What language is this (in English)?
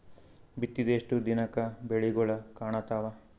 Kannada